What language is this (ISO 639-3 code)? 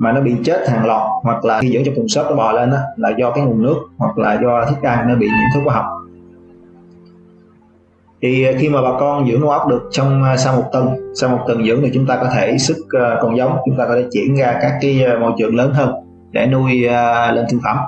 vie